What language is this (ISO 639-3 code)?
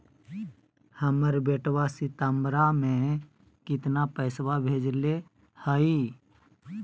mag